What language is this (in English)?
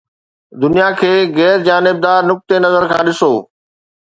Sindhi